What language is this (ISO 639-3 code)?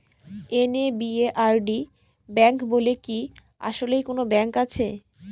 ben